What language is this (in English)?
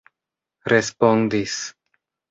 Esperanto